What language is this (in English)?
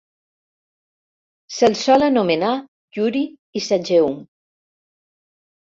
Catalan